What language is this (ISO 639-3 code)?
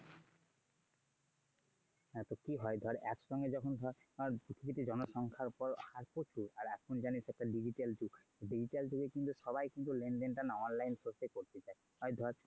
ben